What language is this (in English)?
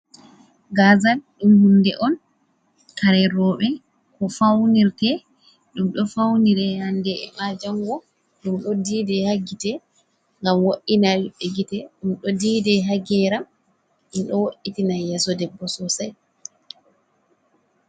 Fula